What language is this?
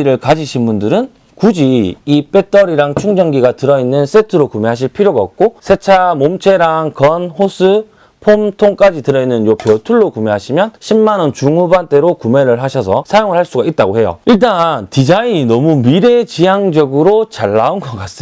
Korean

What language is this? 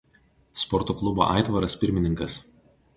Lithuanian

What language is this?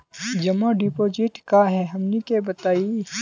Magahi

